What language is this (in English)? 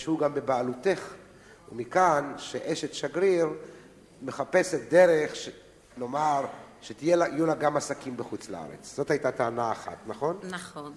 Hebrew